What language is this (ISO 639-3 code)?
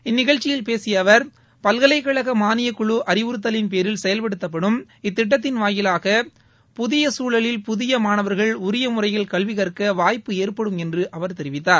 tam